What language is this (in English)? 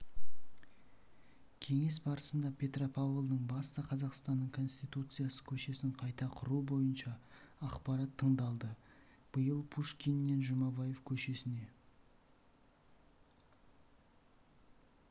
Kazakh